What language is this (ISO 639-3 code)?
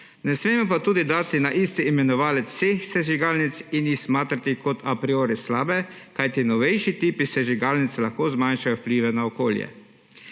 slv